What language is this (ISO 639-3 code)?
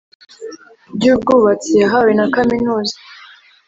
kin